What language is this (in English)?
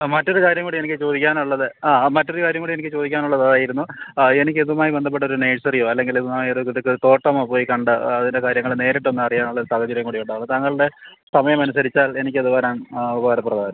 Malayalam